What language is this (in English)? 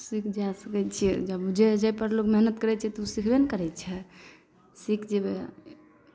Maithili